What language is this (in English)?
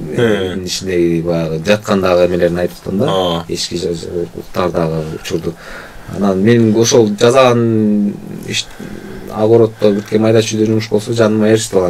Turkish